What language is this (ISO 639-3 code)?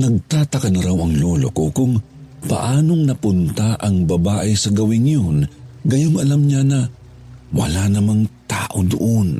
fil